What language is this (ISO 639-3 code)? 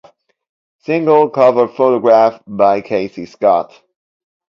eng